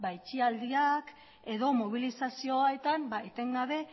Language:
Basque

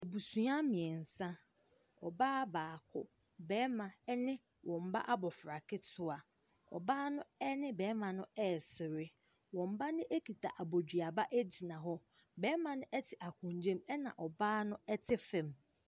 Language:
Akan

